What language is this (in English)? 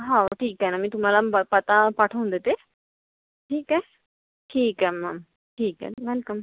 Marathi